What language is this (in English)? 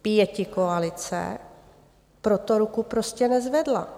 Czech